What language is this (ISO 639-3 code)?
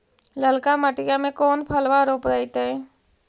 mag